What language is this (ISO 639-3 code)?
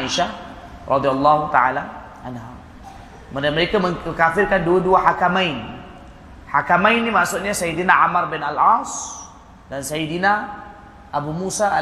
msa